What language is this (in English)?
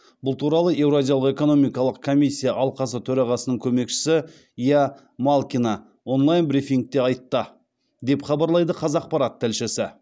Kazakh